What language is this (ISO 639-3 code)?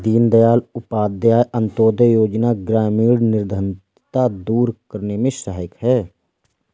hin